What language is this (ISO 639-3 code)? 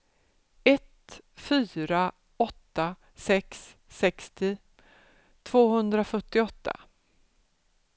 swe